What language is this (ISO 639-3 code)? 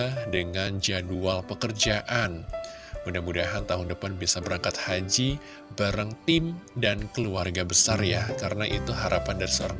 ind